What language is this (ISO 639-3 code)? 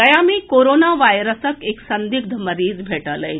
mai